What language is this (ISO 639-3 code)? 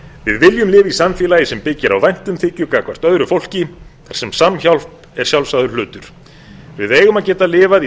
isl